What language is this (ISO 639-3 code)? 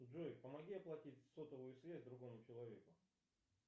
rus